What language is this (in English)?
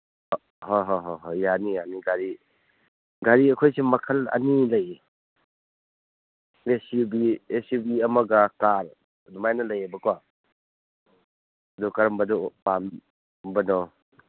Manipuri